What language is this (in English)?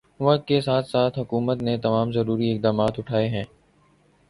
Urdu